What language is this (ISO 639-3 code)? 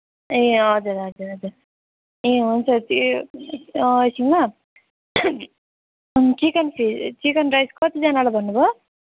nep